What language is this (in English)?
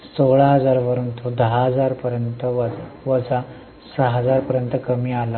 Marathi